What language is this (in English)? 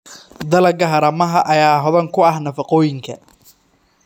Somali